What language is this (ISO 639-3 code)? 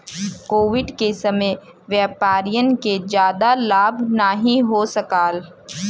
bho